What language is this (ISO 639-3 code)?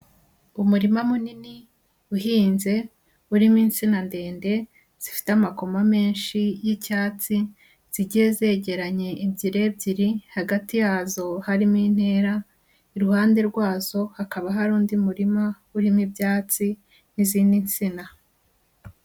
kin